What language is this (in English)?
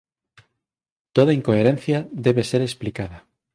Galician